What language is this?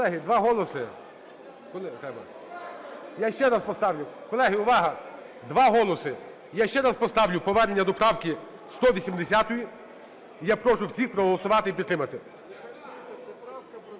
Ukrainian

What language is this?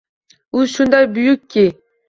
Uzbek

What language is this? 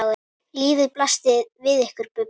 Icelandic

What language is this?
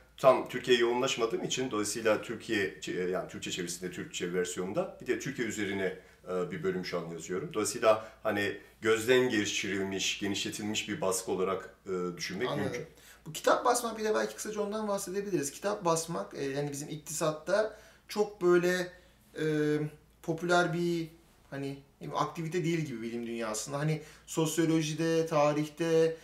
Turkish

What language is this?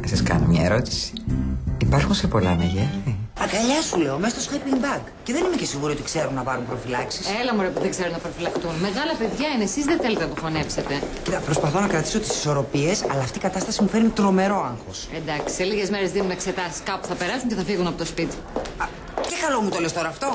Greek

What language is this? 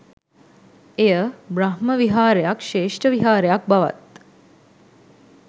Sinhala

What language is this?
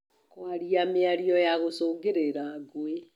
Kikuyu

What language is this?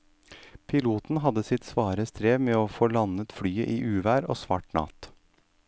Norwegian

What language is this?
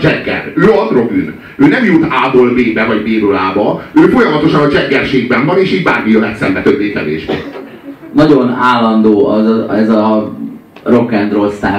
Hungarian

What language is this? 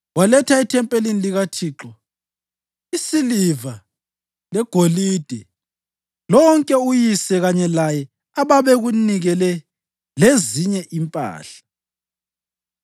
North Ndebele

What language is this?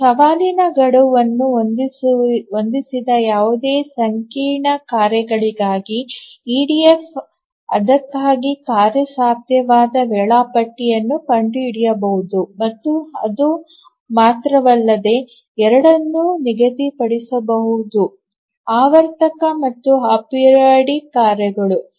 Kannada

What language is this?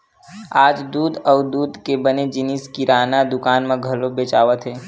Chhattisgarhi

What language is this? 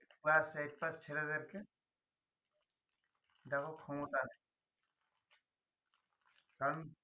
Bangla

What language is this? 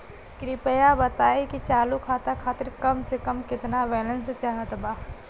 Bhojpuri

